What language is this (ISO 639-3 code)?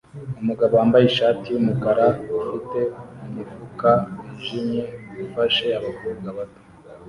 kin